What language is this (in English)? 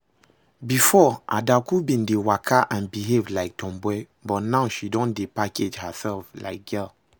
Nigerian Pidgin